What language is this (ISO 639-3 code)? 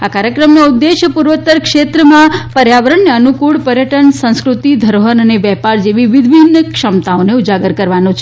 guj